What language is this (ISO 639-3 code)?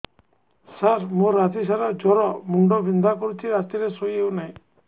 ori